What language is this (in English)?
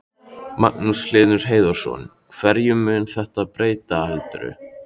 Icelandic